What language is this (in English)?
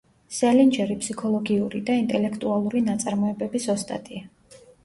Georgian